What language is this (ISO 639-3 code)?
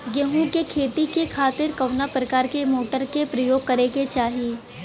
bho